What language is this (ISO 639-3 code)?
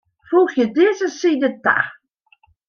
fry